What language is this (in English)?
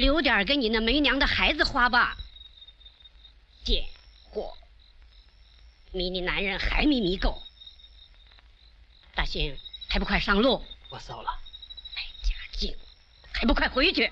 Chinese